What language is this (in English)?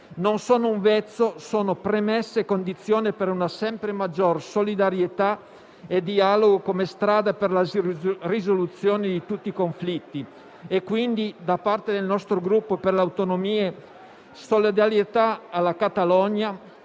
Italian